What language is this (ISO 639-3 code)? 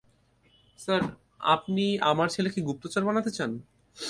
ben